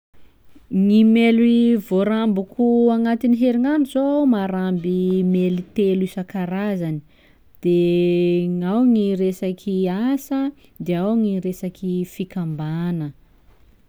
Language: Sakalava Malagasy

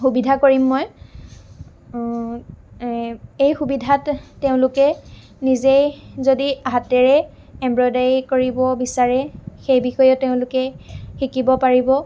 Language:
Assamese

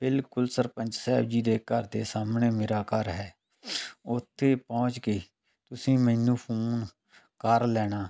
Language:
Punjabi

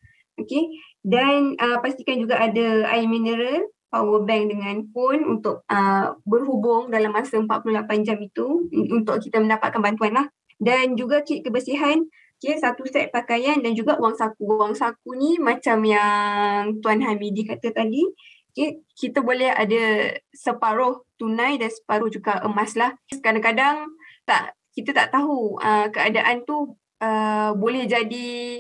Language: Malay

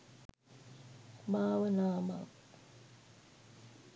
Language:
Sinhala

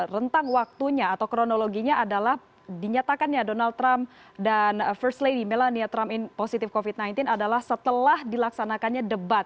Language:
Indonesian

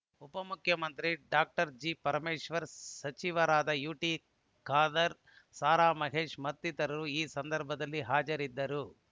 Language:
Kannada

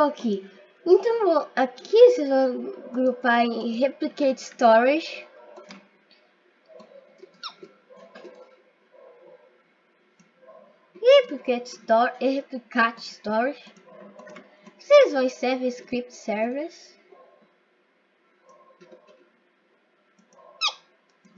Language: Portuguese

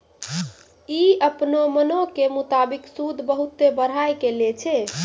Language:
Maithili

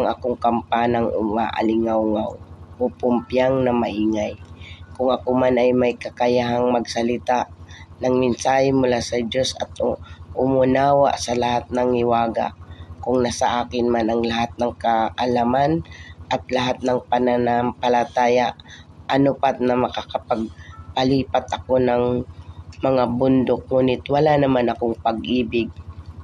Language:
Filipino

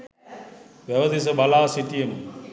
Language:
Sinhala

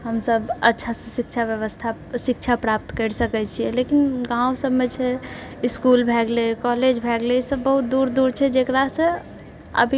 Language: Maithili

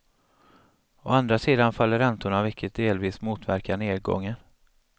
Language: Swedish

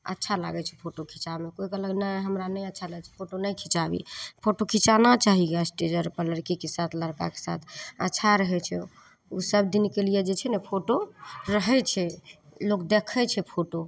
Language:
Maithili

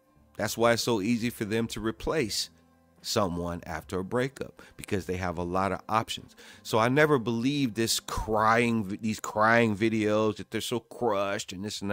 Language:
English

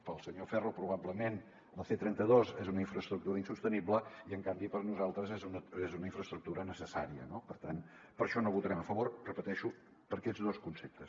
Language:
Catalan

